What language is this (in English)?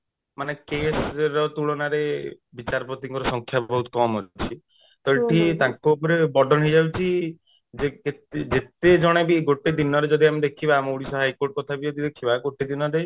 Odia